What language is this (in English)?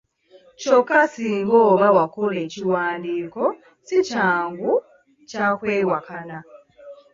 Ganda